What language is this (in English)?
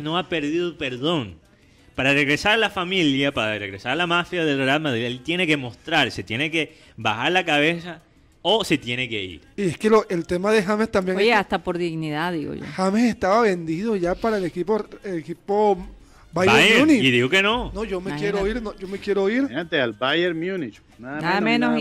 Spanish